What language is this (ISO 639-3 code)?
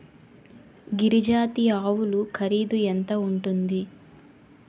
tel